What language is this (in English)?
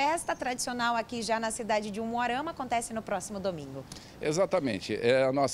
Portuguese